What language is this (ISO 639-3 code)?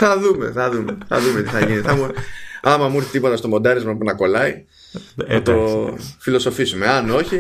ell